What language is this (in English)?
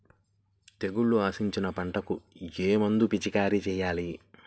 Telugu